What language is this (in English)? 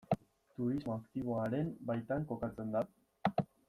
Basque